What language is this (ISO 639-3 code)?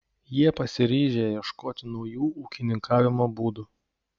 lit